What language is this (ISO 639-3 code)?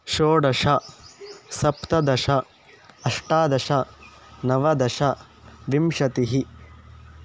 san